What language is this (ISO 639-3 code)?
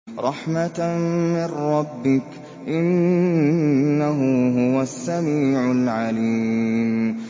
ara